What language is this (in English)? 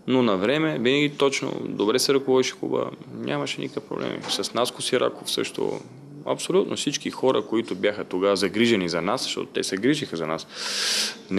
Bulgarian